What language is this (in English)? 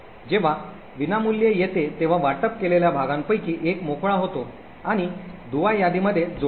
Marathi